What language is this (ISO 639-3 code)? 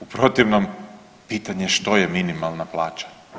hrv